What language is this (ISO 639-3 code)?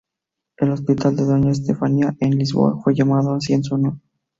spa